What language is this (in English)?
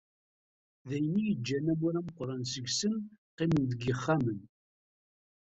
Kabyle